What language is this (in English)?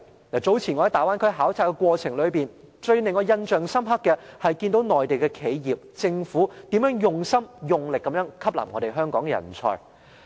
Cantonese